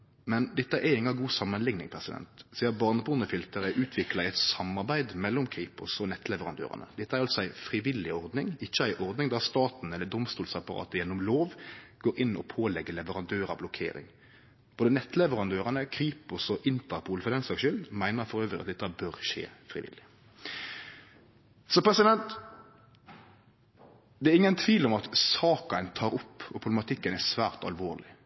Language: Norwegian Nynorsk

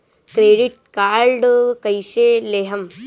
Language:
Bhojpuri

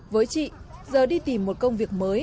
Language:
Vietnamese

